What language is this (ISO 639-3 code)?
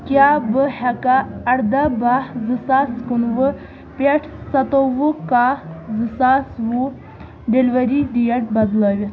kas